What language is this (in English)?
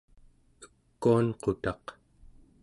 Central Yupik